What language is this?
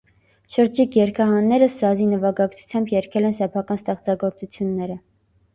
Armenian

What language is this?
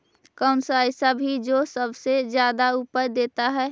Magahi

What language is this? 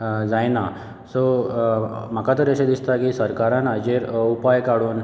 Konkani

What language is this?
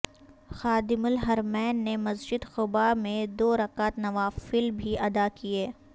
Urdu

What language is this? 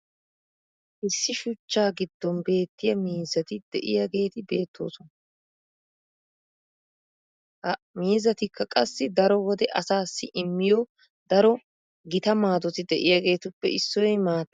Wolaytta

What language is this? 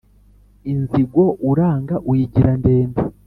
Kinyarwanda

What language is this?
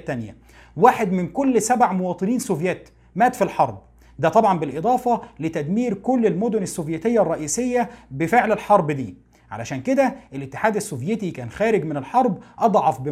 Arabic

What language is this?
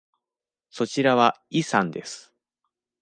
Japanese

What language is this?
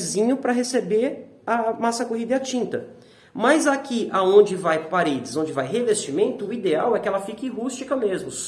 Portuguese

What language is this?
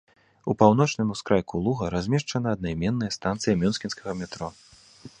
Belarusian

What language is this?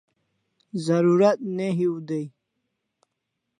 Kalasha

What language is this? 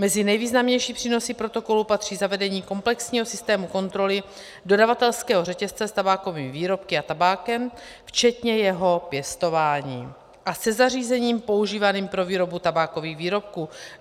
Czech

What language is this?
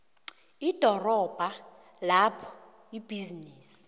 South Ndebele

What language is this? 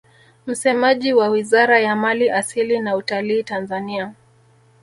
Swahili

